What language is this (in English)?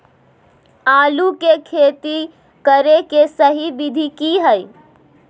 Magahi